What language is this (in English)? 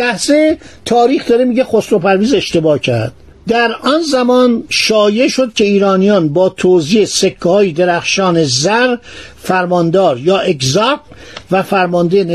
Persian